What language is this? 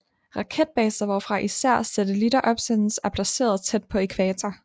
Danish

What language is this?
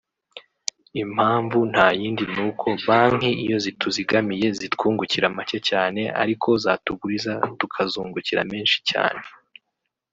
Kinyarwanda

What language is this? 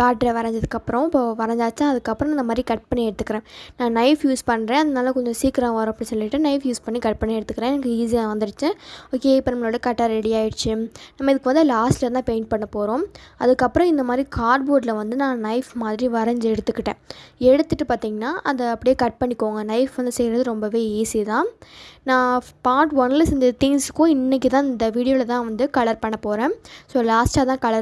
Tamil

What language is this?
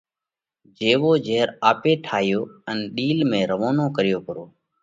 Parkari Koli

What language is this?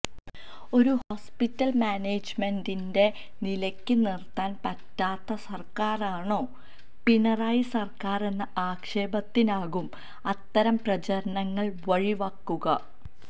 Malayalam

